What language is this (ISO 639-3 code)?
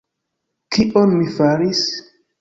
epo